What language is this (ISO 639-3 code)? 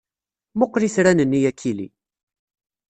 kab